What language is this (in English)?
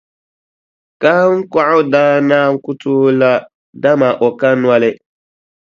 Dagbani